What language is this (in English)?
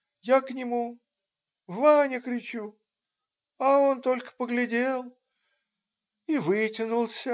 Russian